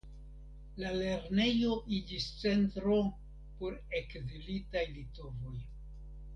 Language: Esperanto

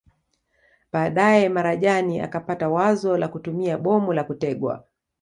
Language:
Swahili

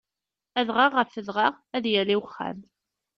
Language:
Kabyle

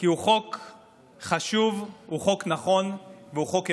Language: Hebrew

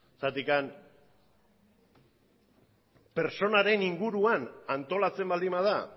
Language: Basque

